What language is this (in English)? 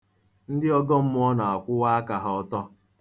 Igbo